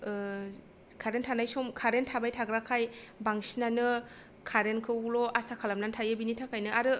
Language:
Bodo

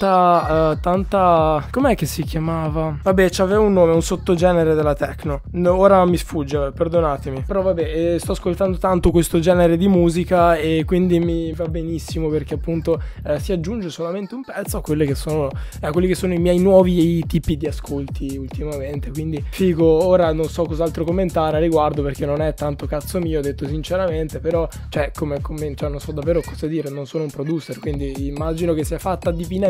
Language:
Italian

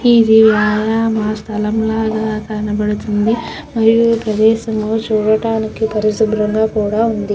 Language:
Telugu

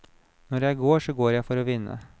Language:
Norwegian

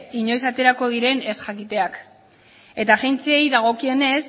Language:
Basque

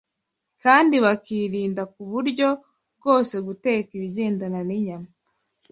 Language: Kinyarwanda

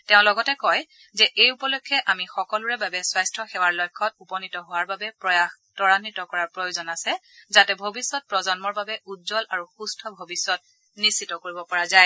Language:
Assamese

